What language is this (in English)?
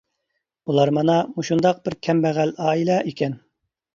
Uyghur